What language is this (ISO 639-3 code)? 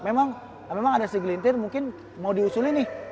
ind